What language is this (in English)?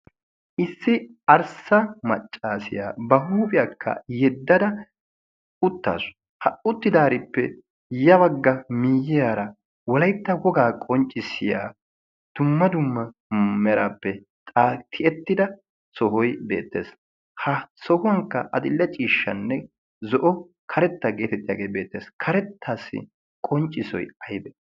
Wolaytta